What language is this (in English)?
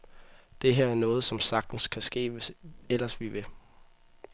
Danish